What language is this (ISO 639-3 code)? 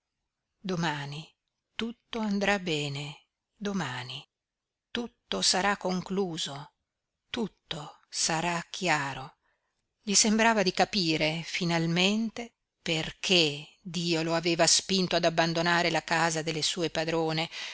ita